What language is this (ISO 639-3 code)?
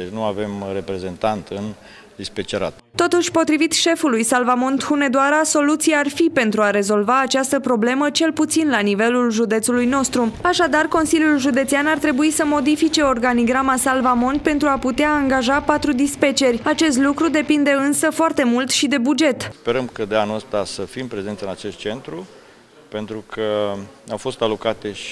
ron